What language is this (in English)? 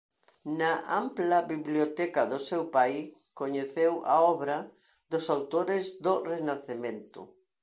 Galician